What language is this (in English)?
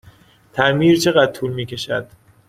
Persian